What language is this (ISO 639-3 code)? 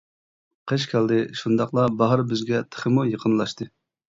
uig